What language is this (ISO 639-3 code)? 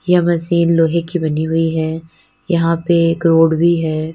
hin